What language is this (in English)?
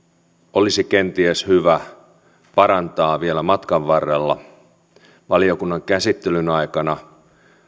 Finnish